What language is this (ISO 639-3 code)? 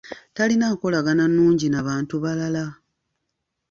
lug